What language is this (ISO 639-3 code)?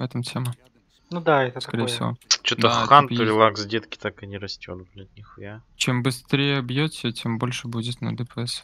rus